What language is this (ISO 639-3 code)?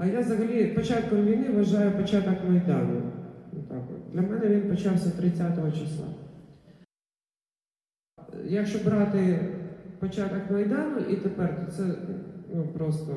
ukr